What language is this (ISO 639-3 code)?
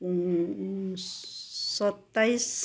nep